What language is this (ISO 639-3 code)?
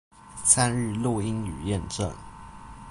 zho